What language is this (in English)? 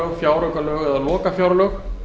Icelandic